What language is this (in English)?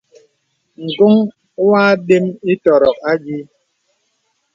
Bebele